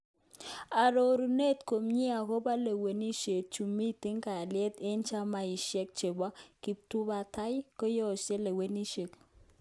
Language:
Kalenjin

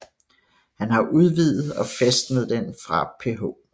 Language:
Danish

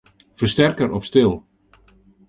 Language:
Western Frisian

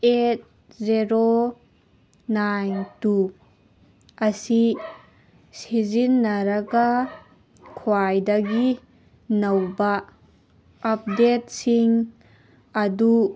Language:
Manipuri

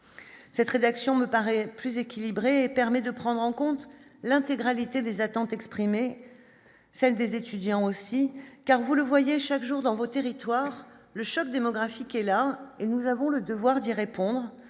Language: French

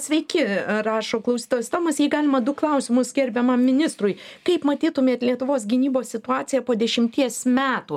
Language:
Lithuanian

